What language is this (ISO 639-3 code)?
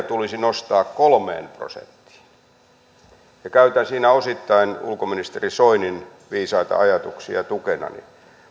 fin